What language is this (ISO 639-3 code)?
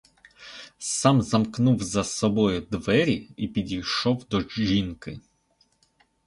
ukr